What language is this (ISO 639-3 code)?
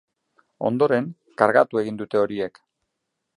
eus